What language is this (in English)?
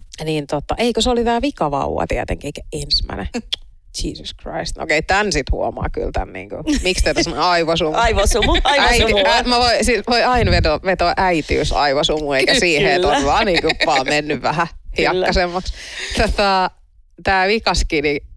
Finnish